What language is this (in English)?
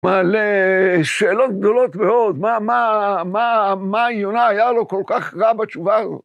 Hebrew